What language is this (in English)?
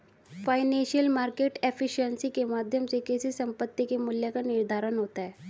Hindi